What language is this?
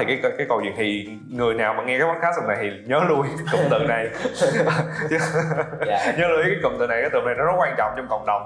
Vietnamese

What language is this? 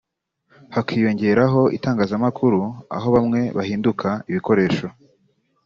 Kinyarwanda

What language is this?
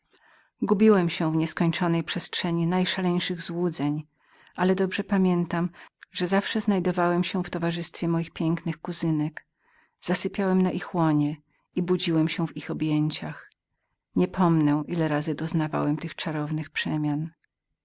Polish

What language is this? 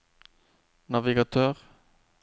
Norwegian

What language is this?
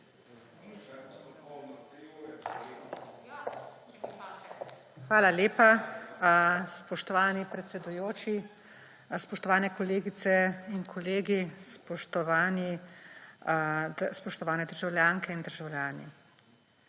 Slovenian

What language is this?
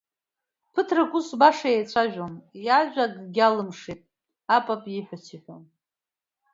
Abkhazian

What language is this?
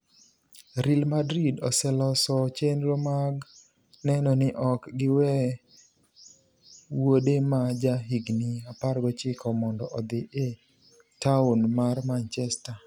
Luo (Kenya and Tanzania)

